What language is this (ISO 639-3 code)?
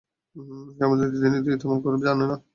ben